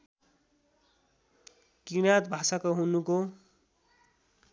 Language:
Nepali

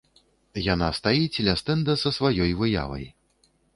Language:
Belarusian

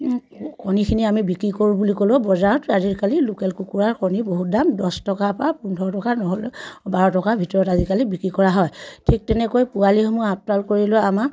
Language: Assamese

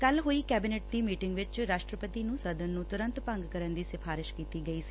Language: Punjabi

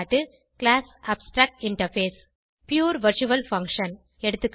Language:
Tamil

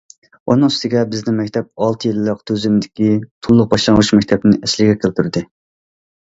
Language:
Uyghur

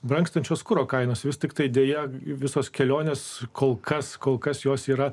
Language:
Lithuanian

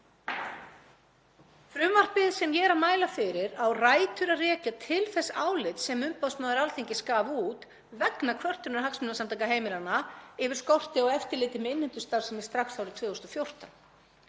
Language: Icelandic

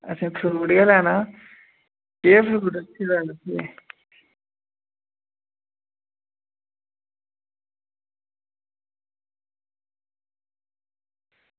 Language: Dogri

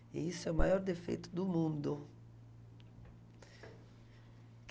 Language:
Portuguese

